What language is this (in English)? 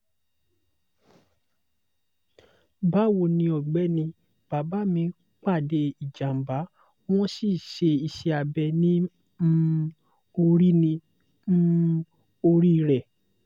Yoruba